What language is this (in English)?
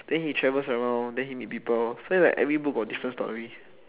English